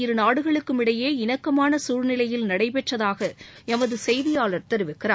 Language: Tamil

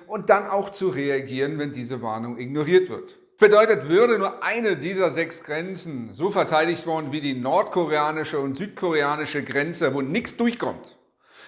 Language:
German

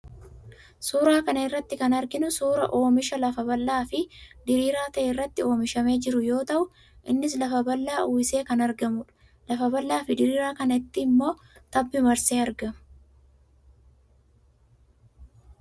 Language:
Oromo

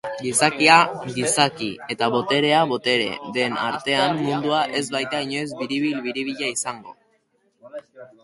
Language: Basque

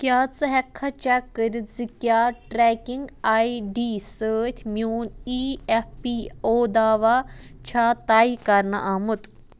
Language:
Kashmiri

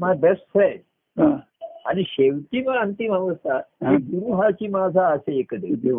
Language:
Marathi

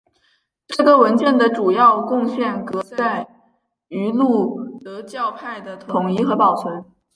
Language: Chinese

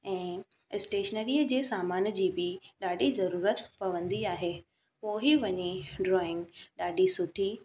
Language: Sindhi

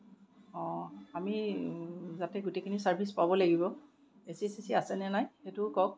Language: Assamese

